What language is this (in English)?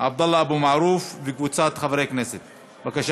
Hebrew